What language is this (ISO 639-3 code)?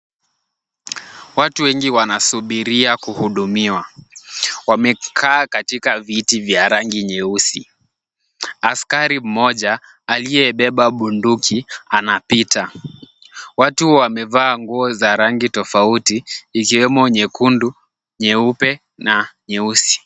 swa